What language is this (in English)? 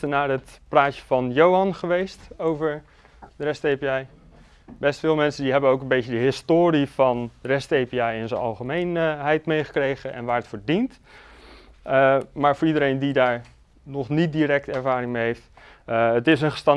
Dutch